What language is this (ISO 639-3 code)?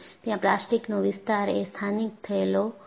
guj